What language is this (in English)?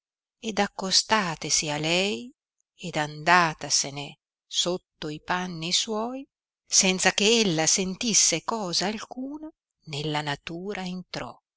Italian